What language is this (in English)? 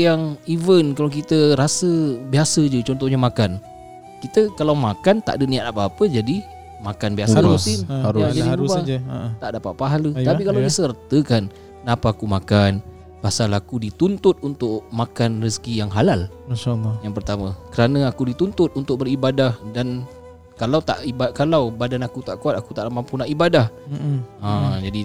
Malay